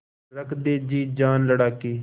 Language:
Hindi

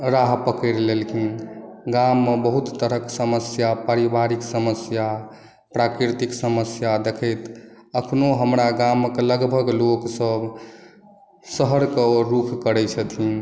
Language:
Maithili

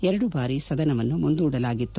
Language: Kannada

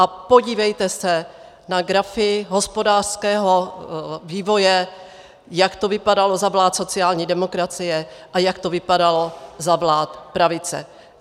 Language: Czech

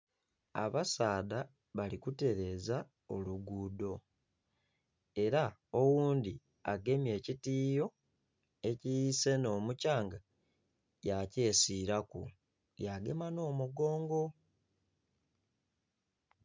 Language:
Soga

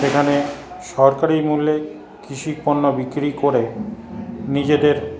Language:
Bangla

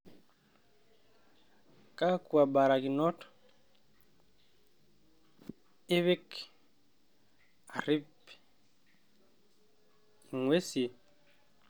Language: Masai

